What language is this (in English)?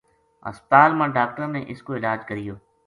Gujari